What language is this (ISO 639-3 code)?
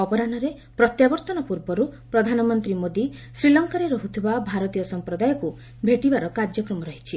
ori